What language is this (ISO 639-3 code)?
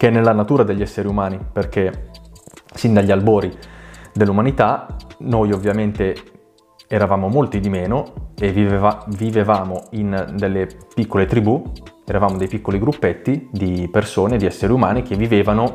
ita